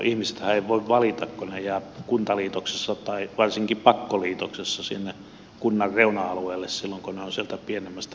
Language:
Finnish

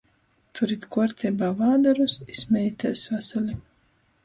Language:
Latgalian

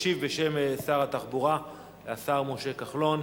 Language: Hebrew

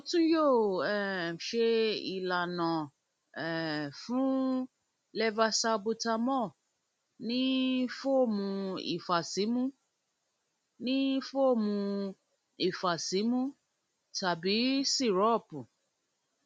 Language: Yoruba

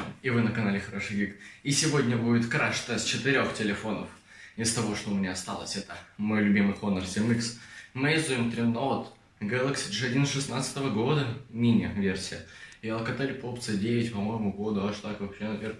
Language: Russian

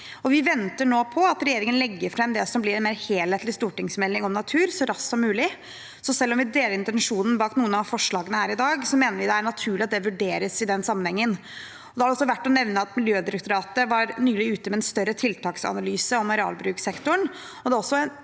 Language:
Norwegian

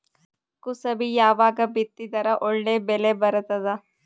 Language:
Kannada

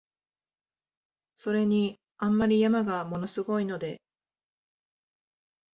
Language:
Japanese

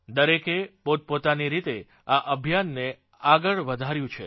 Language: Gujarati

